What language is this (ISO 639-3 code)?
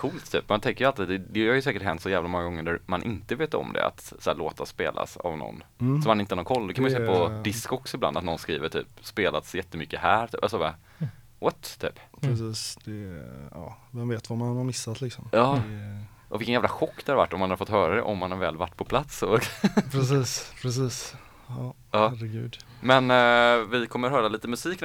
swe